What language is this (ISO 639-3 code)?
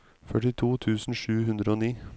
nor